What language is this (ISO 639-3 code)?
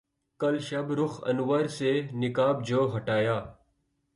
urd